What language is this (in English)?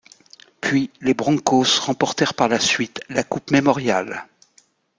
French